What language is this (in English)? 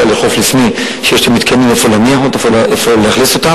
Hebrew